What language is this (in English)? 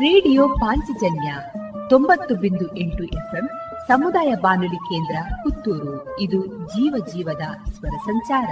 Kannada